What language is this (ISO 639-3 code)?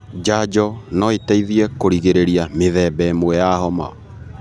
kik